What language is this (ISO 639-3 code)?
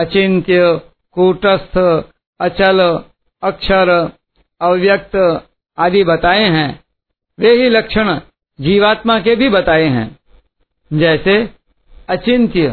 hin